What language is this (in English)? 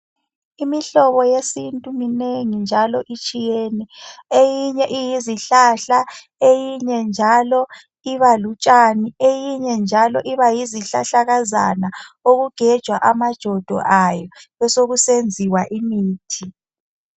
North Ndebele